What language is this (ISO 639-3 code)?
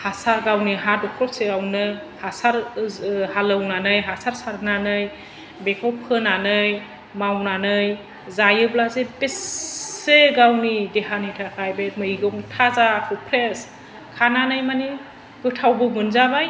brx